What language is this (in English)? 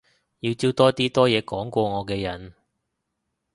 Cantonese